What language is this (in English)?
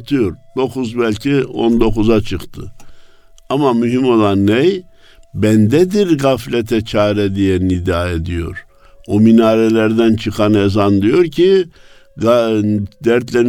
Turkish